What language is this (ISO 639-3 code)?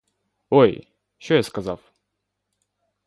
ukr